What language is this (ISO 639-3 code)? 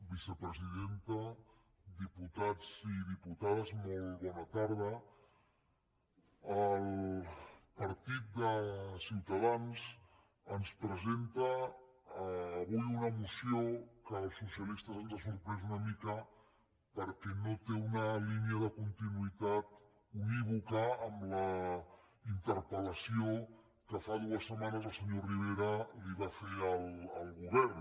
cat